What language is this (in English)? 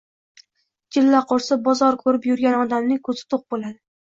Uzbek